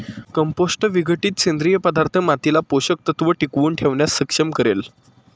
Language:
Marathi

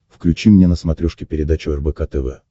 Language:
Russian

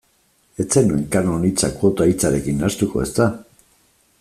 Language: Basque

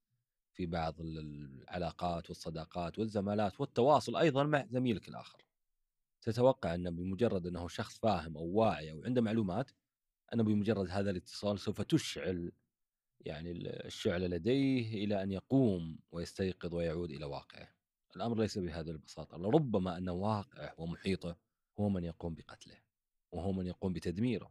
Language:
Arabic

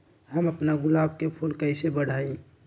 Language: Magahi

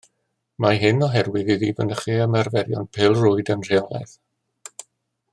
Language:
Welsh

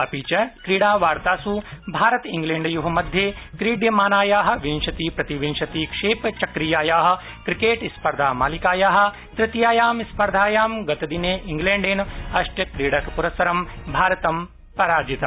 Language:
Sanskrit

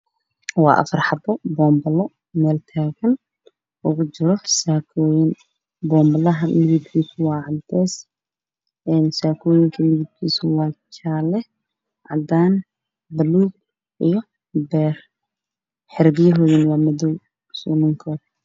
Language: Somali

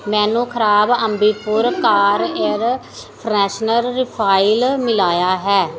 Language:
Punjabi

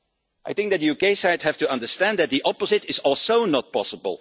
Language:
English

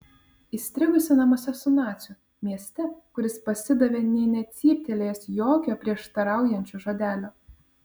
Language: Lithuanian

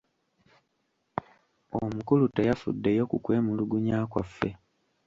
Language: Ganda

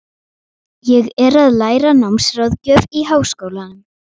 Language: Icelandic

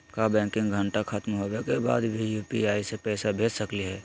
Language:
Magahi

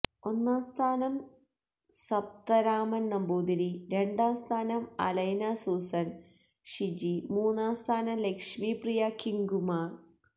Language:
Malayalam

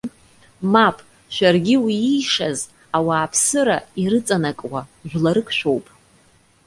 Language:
Abkhazian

